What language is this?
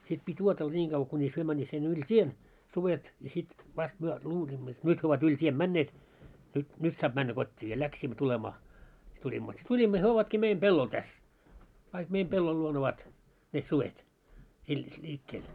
Finnish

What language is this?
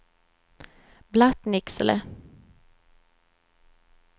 Swedish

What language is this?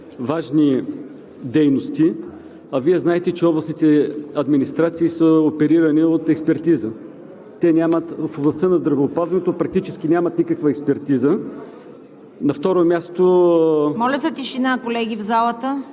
Bulgarian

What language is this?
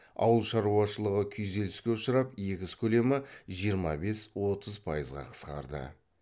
Kazakh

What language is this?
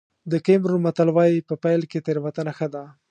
Pashto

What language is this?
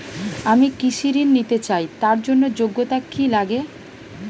Bangla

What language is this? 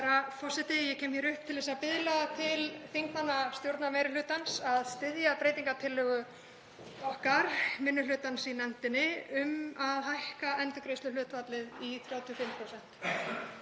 Icelandic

